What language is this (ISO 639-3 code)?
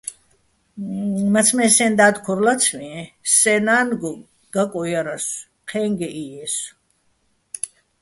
bbl